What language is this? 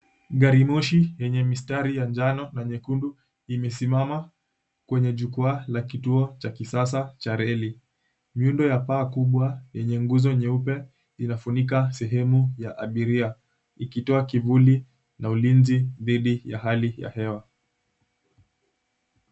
Swahili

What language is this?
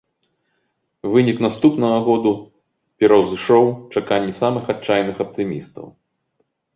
Belarusian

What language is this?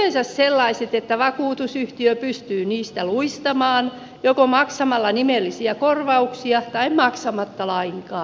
Finnish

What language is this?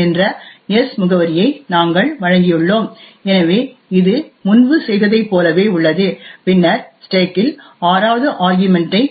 Tamil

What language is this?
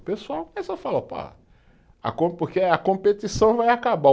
Portuguese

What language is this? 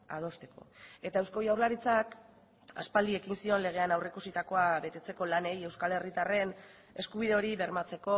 Basque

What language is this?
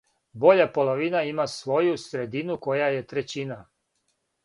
Serbian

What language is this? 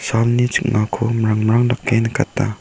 Garo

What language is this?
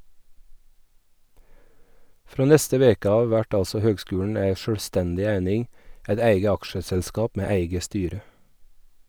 Norwegian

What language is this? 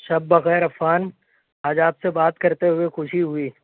Urdu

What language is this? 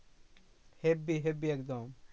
Bangla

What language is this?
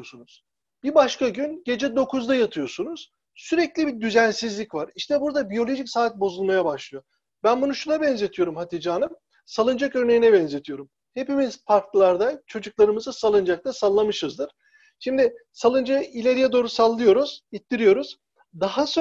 Turkish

